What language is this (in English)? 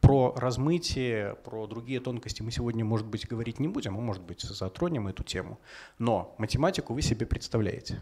Russian